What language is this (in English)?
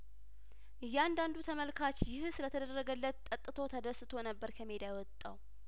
Amharic